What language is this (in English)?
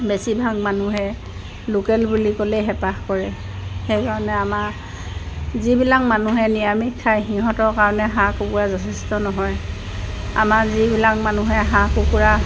Assamese